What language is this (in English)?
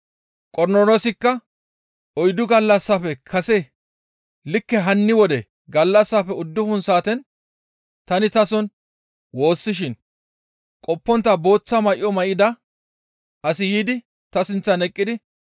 Gamo